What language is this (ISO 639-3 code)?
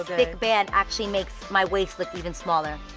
eng